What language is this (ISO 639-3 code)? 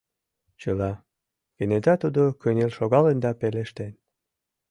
chm